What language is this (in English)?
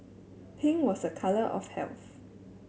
English